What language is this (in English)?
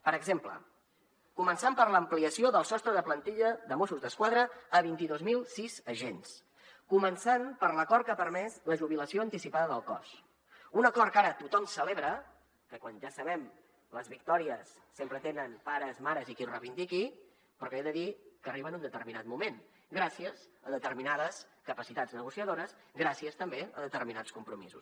Catalan